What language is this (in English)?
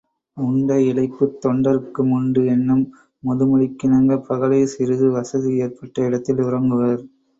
Tamil